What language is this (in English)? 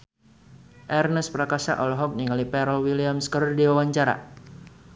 Sundanese